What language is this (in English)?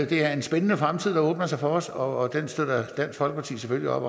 Danish